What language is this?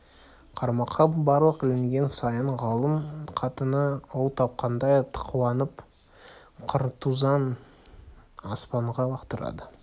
Kazakh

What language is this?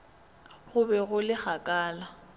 Northern Sotho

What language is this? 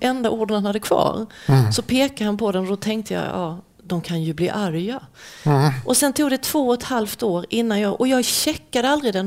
Swedish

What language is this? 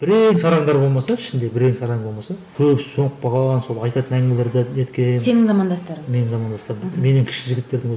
Kazakh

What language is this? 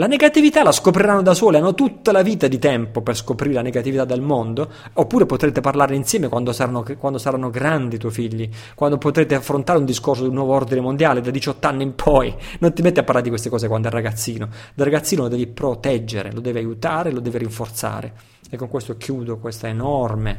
Italian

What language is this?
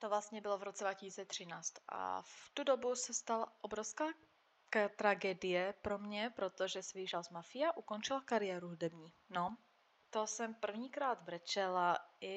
Czech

